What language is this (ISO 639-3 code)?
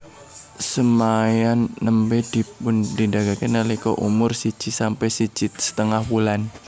jav